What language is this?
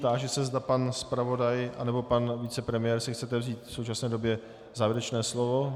Czech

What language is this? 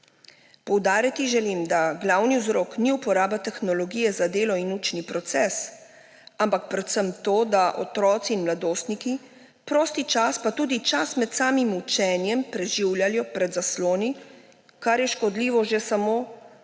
Slovenian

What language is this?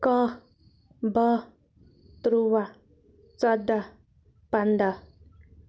Kashmiri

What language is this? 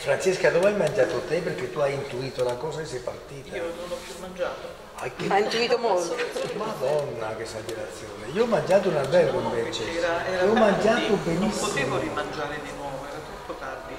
Italian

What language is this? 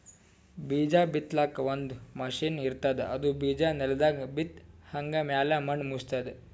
Kannada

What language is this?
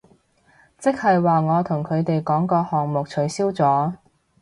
Cantonese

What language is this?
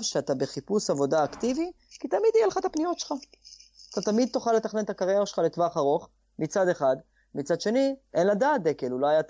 Hebrew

